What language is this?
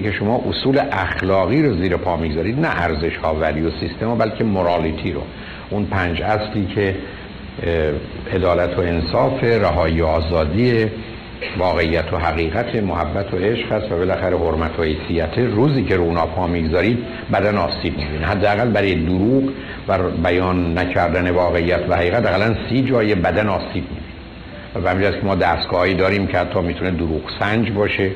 Persian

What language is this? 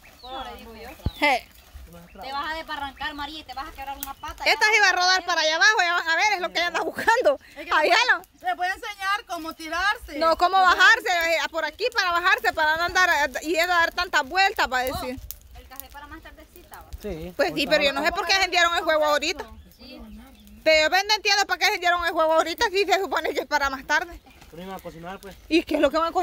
Spanish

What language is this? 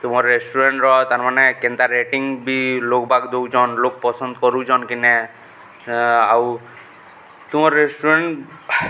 Odia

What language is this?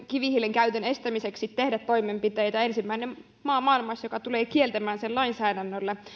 Finnish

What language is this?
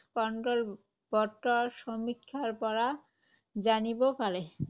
Assamese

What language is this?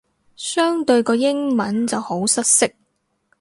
Cantonese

